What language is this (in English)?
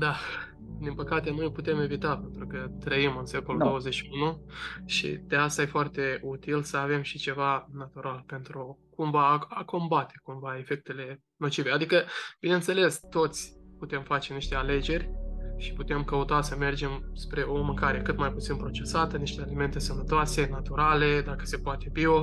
Romanian